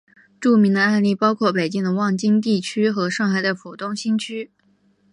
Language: Chinese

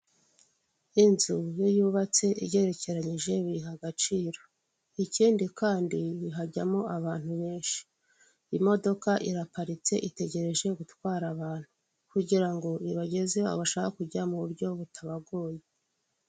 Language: Kinyarwanda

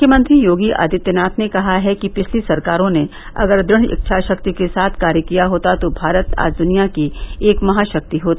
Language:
Hindi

